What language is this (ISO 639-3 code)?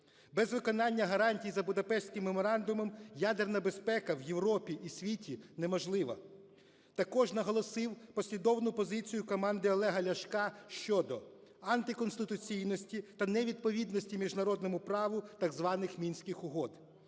ukr